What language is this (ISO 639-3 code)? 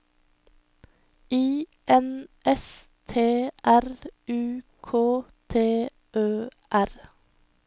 nor